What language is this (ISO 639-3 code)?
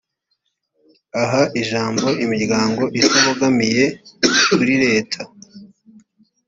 kin